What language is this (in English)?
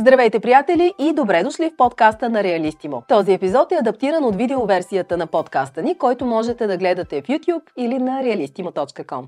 Bulgarian